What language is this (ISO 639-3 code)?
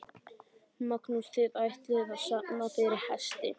isl